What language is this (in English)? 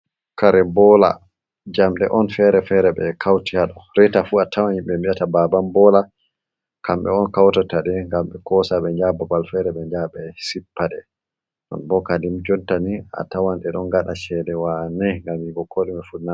Fula